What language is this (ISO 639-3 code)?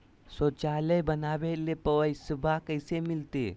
mag